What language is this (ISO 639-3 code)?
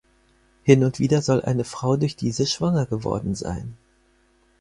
deu